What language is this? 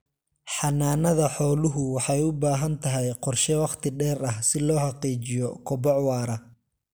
Somali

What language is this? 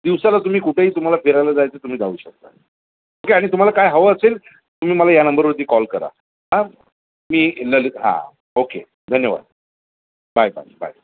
Marathi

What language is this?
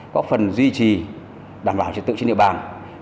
Vietnamese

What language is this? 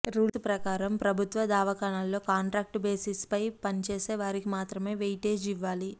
Telugu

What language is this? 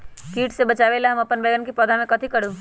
Magahi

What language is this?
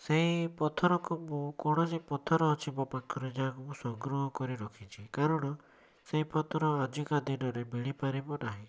Odia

